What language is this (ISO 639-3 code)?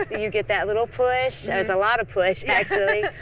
eng